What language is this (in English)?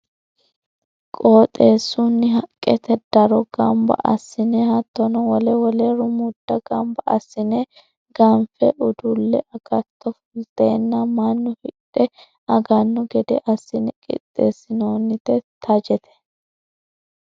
Sidamo